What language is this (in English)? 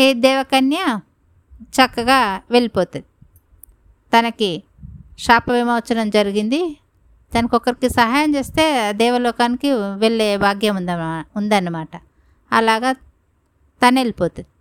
Telugu